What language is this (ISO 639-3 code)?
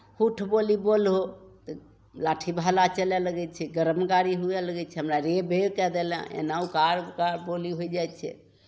mai